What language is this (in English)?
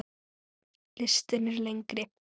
Icelandic